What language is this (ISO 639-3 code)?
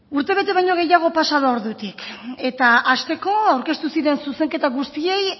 eus